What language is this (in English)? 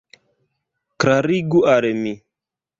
Esperanto